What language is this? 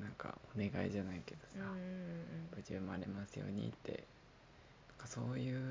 Japanese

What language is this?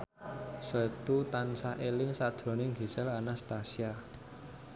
Javanese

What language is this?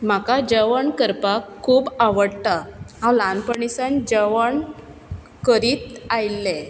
Konkani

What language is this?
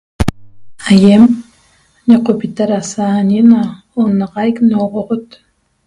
Toba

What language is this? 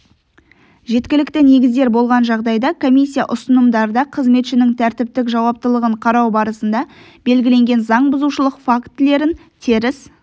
Kazakh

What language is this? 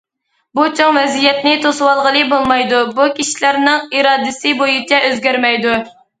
Uyghur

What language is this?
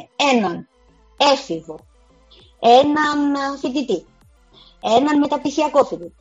Greek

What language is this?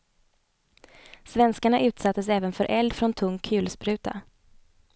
Swedish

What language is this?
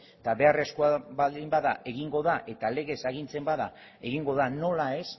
Basque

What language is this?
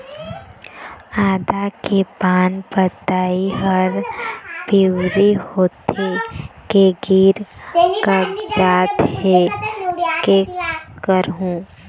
Chhattisgarhi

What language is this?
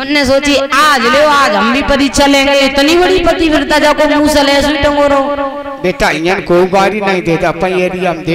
Hindi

